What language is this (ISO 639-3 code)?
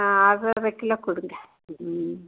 tam